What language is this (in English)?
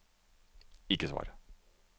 Norwegian